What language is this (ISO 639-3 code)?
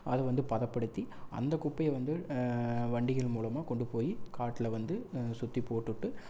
tam